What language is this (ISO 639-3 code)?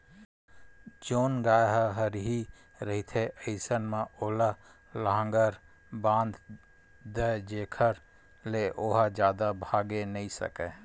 hne